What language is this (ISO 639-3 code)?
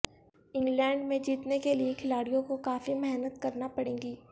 urd